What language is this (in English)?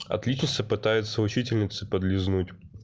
Russian